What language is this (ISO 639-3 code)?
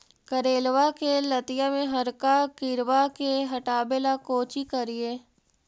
mag